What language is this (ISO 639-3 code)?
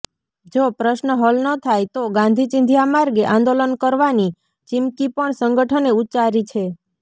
guj